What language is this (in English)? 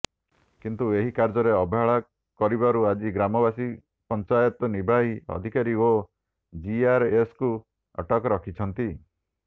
Odia